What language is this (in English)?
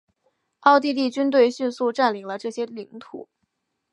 Chinese